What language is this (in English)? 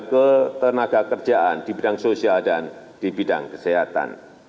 Indonesian